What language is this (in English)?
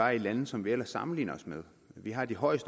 Danish